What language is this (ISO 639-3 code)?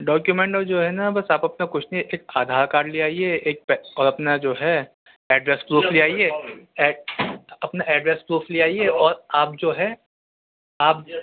urd